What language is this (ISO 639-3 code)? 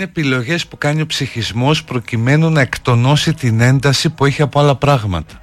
ell